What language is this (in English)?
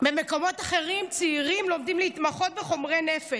Hebrew